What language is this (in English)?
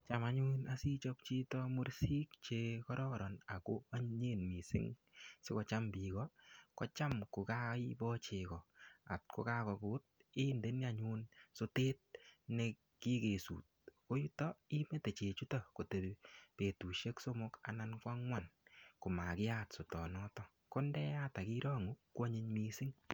Kalenjin